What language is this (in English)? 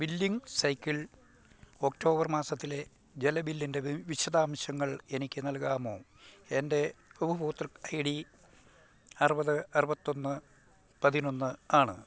Malayalam